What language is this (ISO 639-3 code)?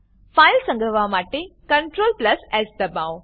guj